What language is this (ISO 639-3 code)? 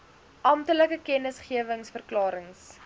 afr